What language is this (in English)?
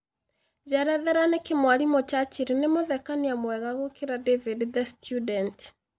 Kikuyu